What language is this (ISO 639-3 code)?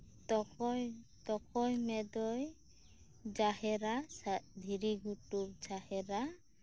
sat